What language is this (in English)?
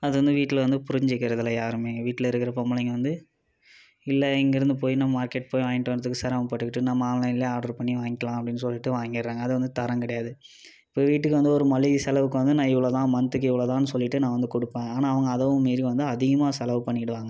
Tamil